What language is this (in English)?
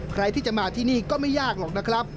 Thai